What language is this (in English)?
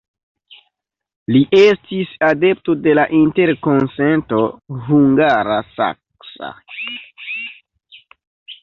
Esperanto